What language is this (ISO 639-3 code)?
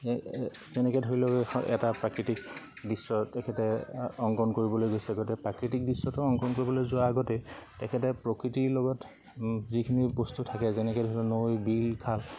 asm